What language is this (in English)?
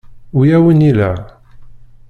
Kabyle